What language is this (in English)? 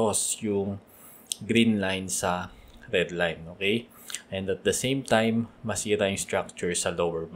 Filipino